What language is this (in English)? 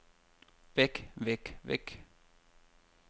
Danish